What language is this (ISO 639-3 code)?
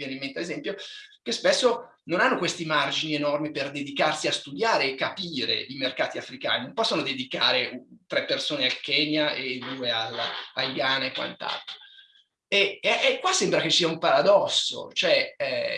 ita